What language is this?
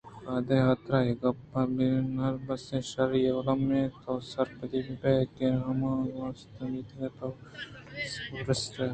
Eastern Balochi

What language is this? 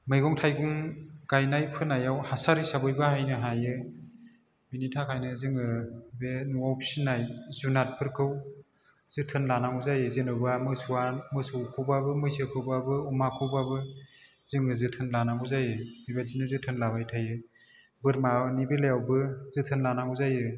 Bodo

